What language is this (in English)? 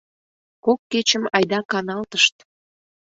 Mari